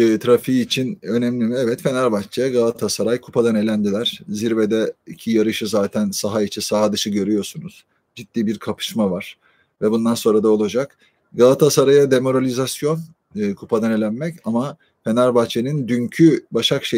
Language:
Turkish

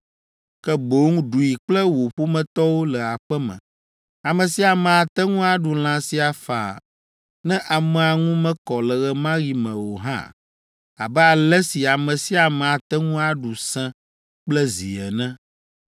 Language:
Ewe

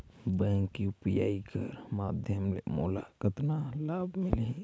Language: Chhattisgarhi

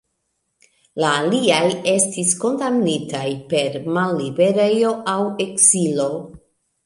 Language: Esperanto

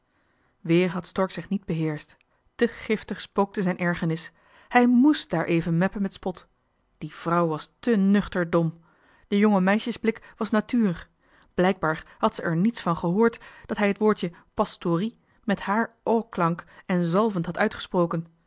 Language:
Dutch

